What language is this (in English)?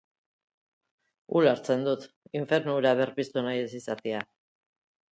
Basque